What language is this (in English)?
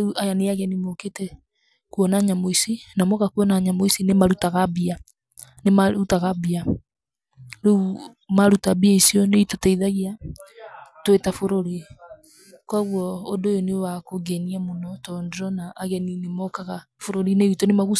Kikuyu